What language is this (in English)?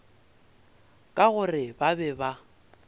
Northern Sotho